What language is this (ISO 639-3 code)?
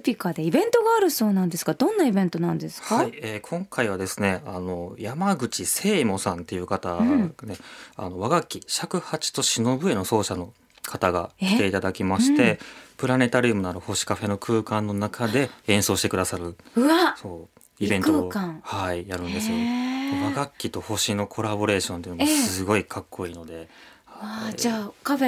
jpn